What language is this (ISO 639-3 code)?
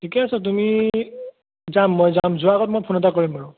asm